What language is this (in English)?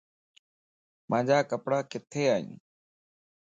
Lasi